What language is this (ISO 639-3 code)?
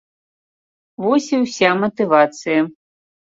bel